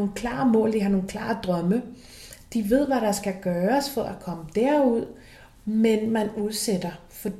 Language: Danish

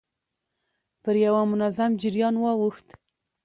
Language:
Pashto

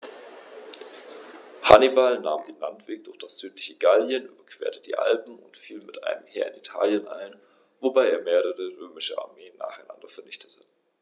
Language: German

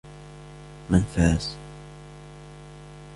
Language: Arabic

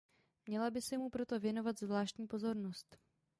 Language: Czech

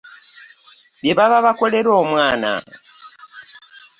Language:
Ganda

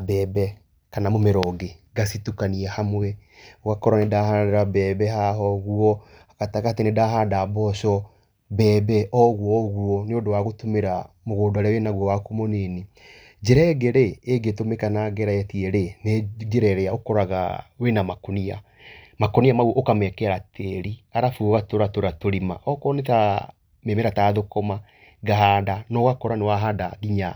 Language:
Kikuyu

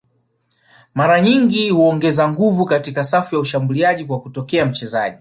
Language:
Swahili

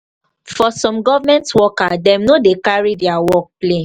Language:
Nigerian Pidgin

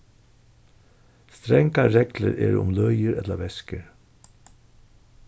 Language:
Faroese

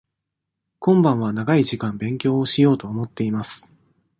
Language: Japanese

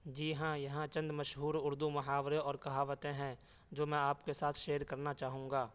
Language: Urdu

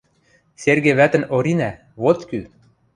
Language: Western Mari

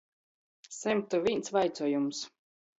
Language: Latgalian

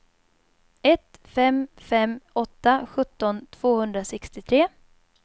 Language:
Swedish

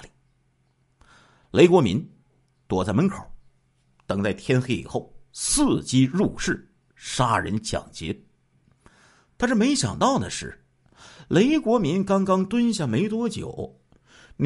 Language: Chinese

